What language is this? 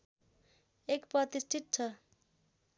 Nepali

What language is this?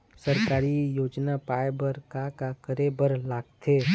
Chhattisgarhi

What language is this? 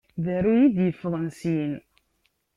Kabyle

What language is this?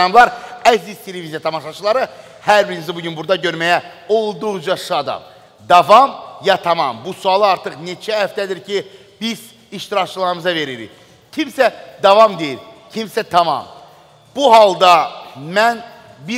Turkish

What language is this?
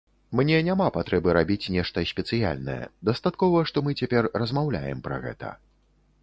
Belarusian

